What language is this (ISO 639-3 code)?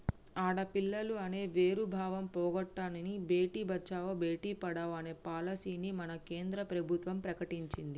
tel